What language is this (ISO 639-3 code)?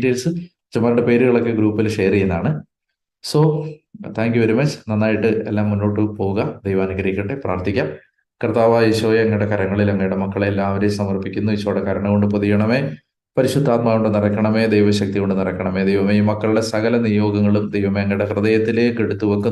mal